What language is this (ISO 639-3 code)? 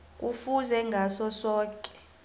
nbl